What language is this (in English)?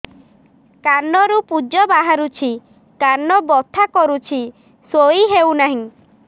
Odia